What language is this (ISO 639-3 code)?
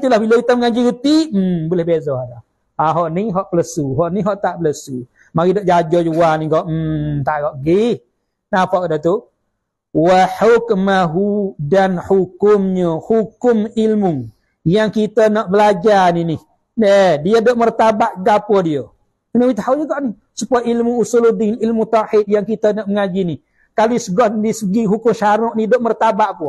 msa